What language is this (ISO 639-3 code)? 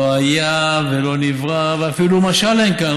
heb